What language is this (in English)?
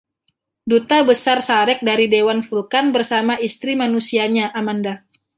Indonesian